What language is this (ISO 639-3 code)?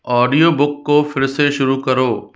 hin